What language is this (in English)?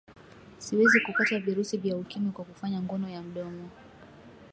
Swahili